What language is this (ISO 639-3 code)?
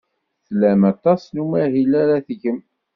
kab